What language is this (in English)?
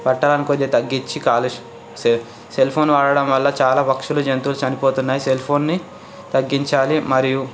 Telugu